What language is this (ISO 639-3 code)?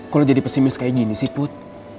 ind